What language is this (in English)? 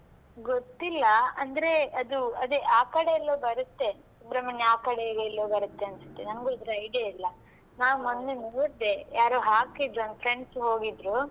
Kannada